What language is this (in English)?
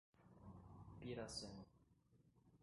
Portuguese